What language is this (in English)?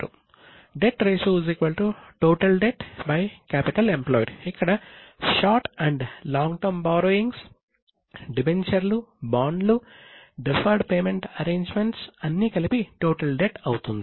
Telugu